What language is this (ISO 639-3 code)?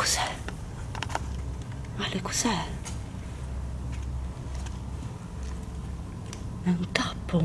ita